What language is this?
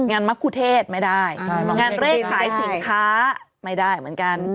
Thai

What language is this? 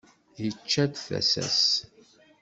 Kabyle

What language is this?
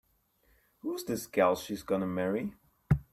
English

